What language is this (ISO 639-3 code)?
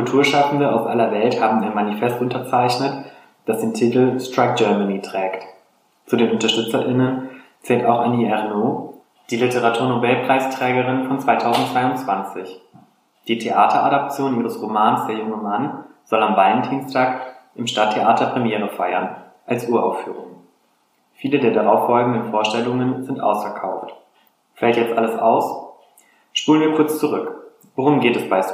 deu